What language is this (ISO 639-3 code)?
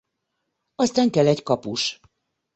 hun